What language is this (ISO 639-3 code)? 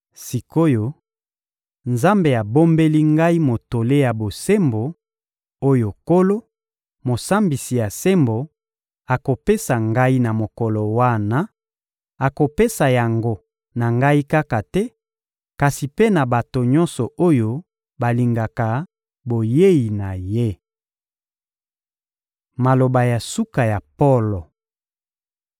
lin